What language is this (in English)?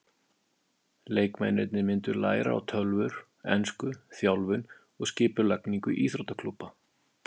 Icelandic